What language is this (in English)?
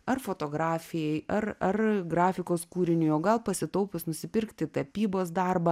Lithuanian